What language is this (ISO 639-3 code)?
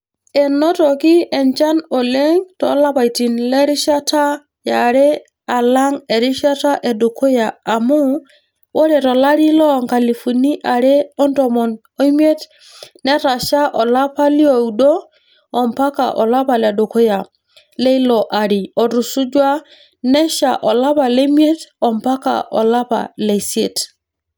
mas